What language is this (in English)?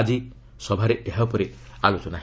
Odia